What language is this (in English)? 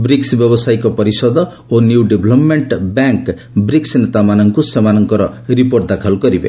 Odia